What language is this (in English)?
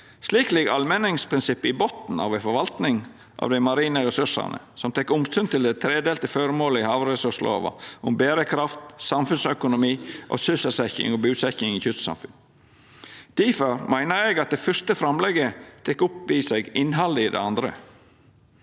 Norwegian